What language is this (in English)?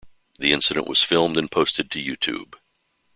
English